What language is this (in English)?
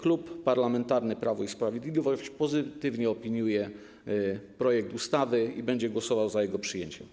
Polish